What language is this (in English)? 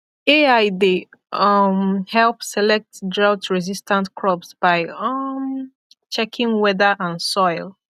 Nigerian Pidgin